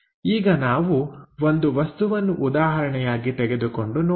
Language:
Kannada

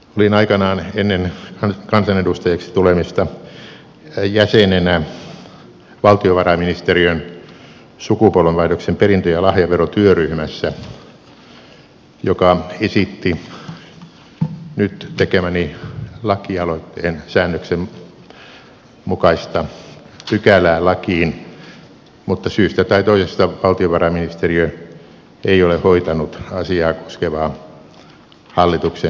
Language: Finnish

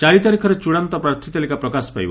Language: Odia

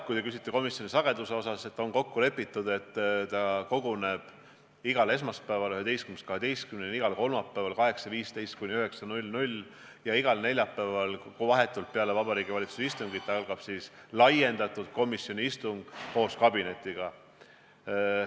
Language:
Estonian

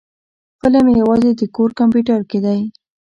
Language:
Pashto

